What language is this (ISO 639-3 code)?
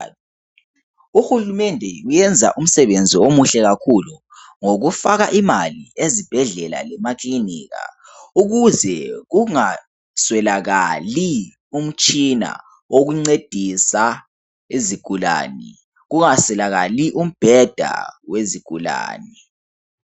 nde